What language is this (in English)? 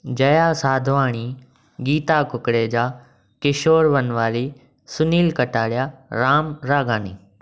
Sindhi